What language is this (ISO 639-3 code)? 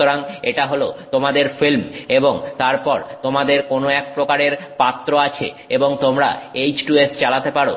ben